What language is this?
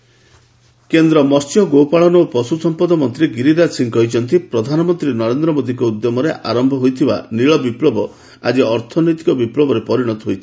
Odia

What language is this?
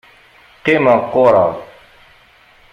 Kabyle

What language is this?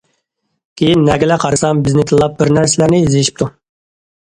Uyghur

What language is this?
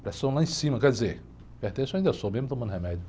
Portuguese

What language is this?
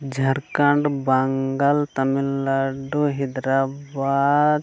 Santali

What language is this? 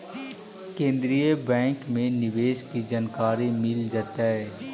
Magahi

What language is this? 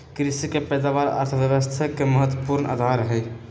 Magahi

